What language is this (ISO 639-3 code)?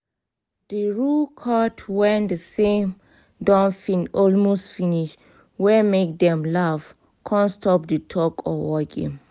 pcm